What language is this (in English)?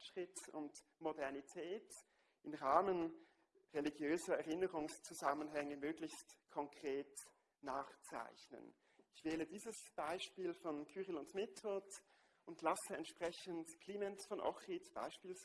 German